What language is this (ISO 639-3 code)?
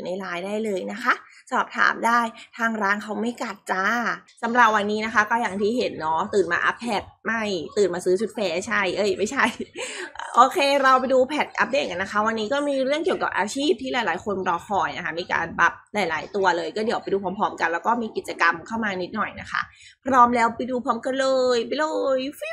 tha